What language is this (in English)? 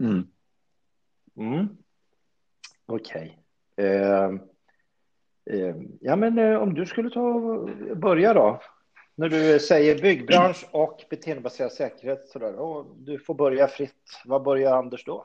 Swedish